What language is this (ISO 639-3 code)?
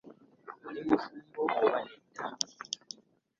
lug